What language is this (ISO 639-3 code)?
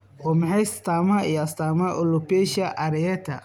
som